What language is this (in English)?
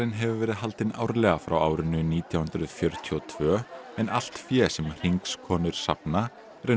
Icelandic